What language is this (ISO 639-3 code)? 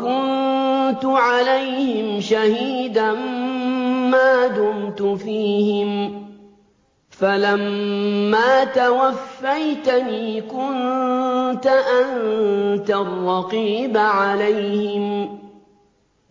ara